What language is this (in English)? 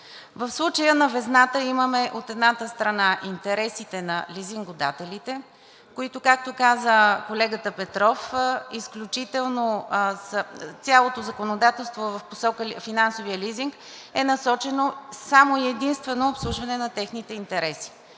Bulgarian